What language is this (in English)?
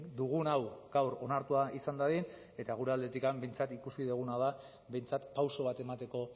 Basque